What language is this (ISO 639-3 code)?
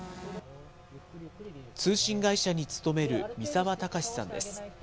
jpn